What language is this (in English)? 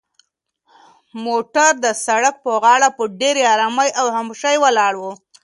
Pashto